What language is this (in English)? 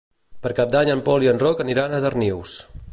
Catalan